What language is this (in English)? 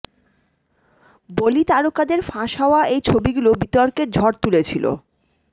Bangla